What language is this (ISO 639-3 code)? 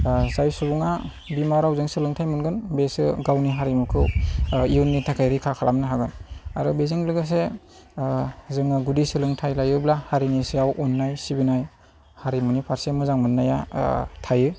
brx